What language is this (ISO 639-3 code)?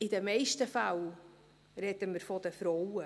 gsw